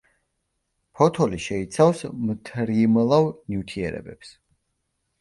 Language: Georgian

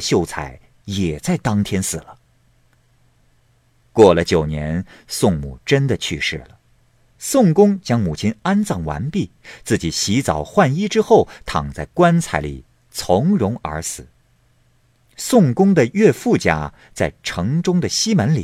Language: Chinese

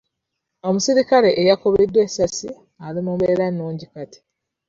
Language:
Ganda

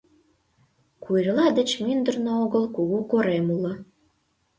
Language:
Mari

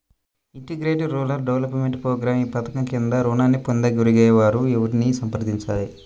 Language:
Telugu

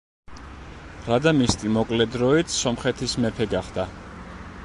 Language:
Georgian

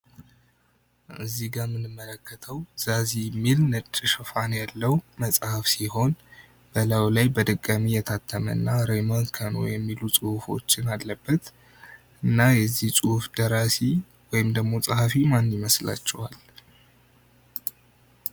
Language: Amharic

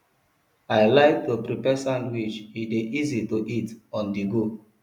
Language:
Nigerian Pidgin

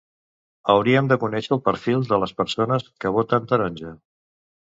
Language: Catalan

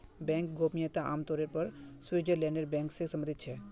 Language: Magahi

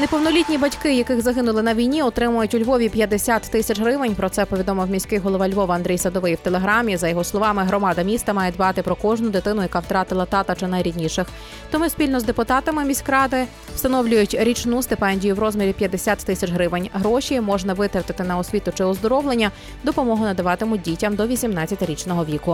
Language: Ukrainian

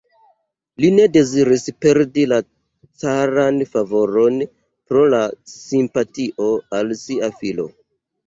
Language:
Esperanto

